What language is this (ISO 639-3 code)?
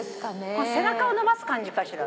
jpn